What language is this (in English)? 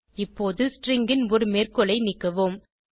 Tamil